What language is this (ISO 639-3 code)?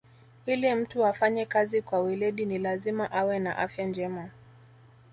swa